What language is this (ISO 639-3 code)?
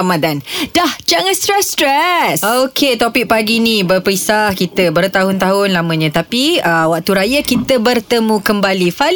msa